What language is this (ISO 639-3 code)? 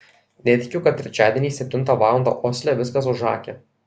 lit